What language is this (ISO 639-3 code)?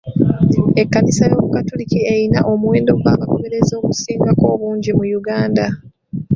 lug